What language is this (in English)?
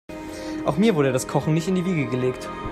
German